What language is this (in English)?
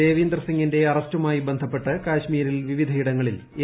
Malayalam